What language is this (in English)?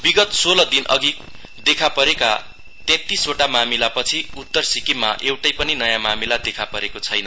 Nepali